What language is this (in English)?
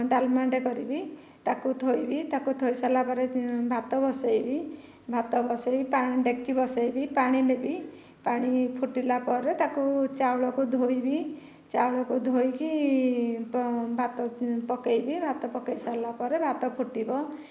Odia